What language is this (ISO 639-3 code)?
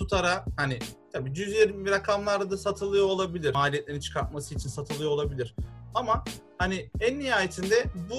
tur